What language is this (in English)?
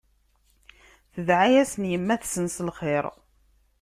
Kabyle